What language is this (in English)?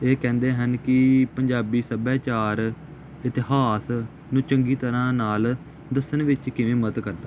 Punjabi